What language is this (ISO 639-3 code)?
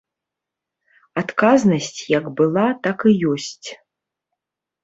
bel